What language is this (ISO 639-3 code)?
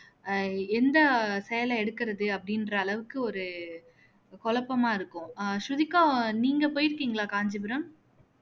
tam